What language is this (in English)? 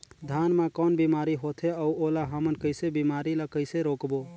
Chhattisgarhi